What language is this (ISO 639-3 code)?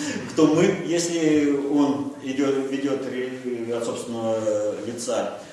rus